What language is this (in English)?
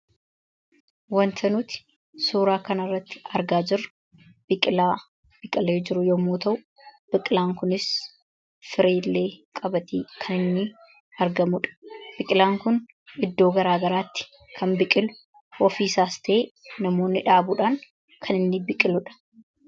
Oromo